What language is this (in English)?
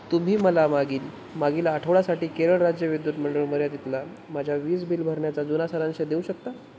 Marathi